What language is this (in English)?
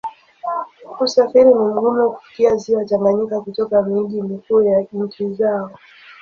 Swahili